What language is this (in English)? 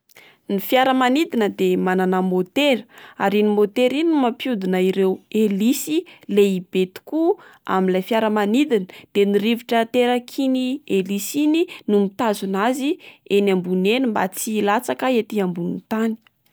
Malagasy